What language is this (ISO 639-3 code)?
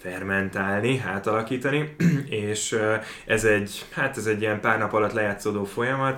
hun